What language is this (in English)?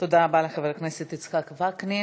Hebrew